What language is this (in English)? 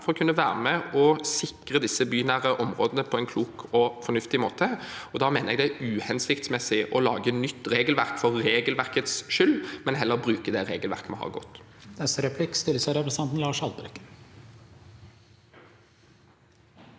Norwegian